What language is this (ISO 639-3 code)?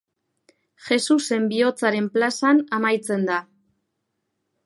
eus